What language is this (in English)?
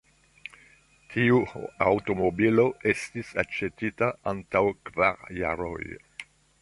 Esperanto